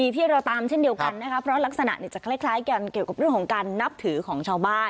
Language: Thai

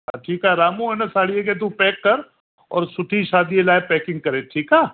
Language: Sindhi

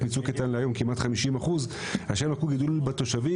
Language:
Hebrew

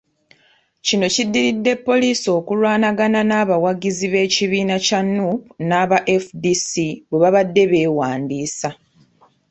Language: Ganda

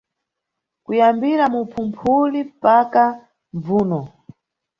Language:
Nyungwe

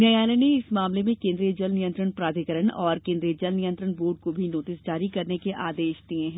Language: Hindi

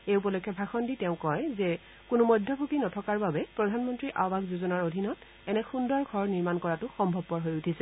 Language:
Assamese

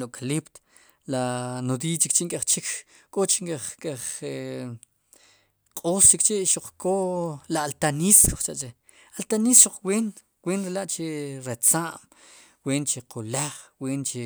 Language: Sipacapense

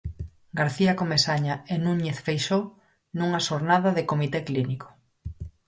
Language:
Galician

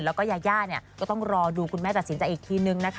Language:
Thai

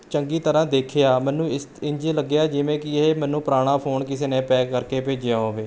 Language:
Punjabi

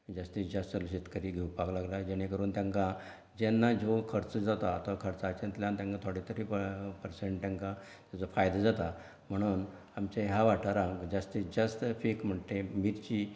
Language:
Konkani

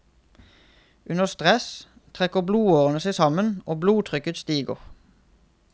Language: Norwegian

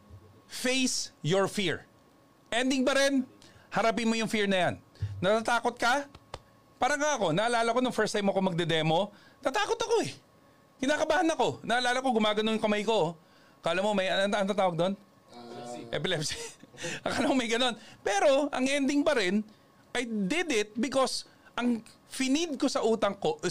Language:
Filipino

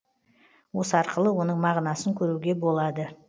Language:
Kazakh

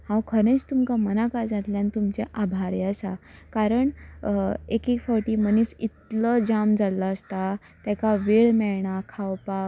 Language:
Konkani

